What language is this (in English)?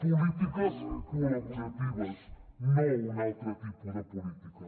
Catalan